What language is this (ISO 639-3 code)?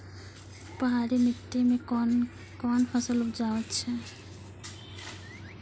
mai